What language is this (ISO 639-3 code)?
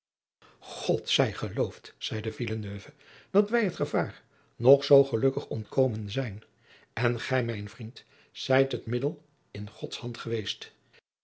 nld